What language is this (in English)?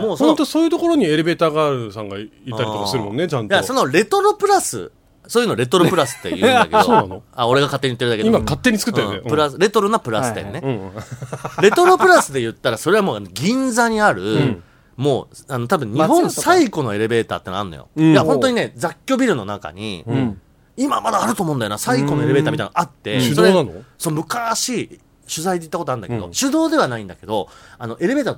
Japanese